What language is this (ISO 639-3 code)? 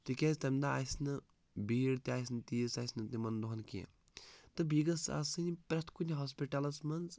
kas